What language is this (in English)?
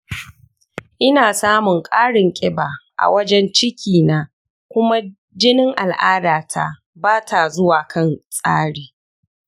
Hausa